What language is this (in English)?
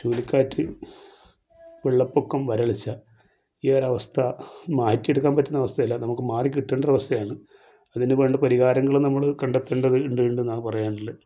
Malayalam